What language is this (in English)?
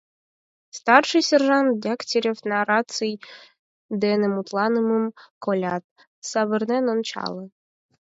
Mari